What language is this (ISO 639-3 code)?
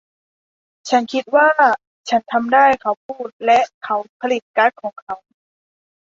tha